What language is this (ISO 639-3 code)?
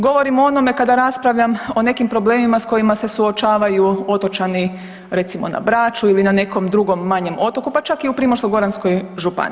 hrv